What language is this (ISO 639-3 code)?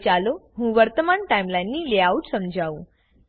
guj